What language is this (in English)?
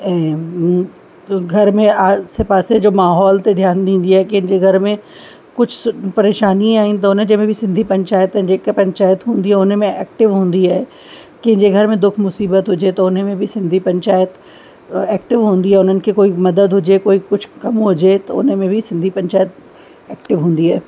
Sindhi